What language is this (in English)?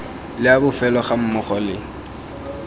Tswana